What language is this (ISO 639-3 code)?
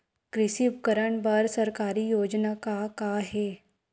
hne